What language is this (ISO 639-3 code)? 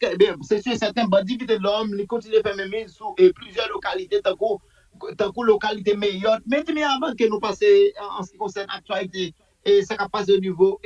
fra